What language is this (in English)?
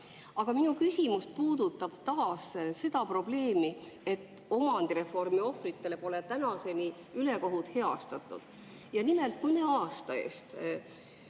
Estonian